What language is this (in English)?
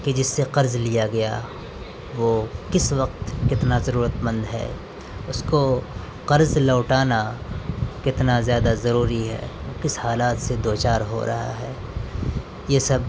Urdu